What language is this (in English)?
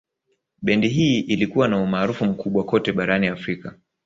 Swahili